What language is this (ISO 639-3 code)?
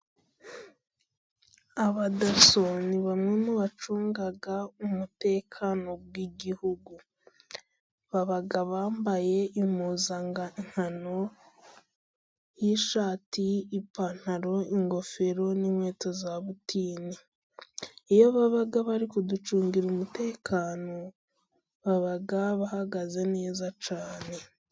kin